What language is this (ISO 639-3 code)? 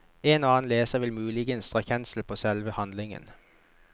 nor